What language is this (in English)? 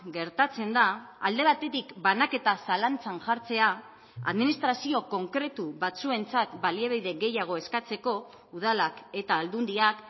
Basque